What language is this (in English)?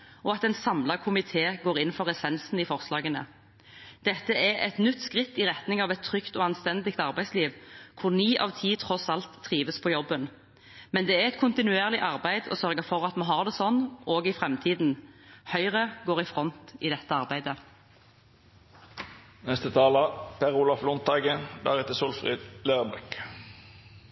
Norwegian Bokmål